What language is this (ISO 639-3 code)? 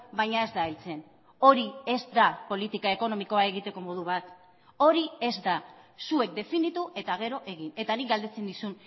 eus